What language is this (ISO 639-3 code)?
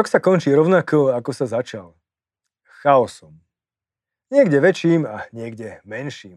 slk